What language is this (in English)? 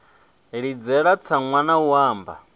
Venda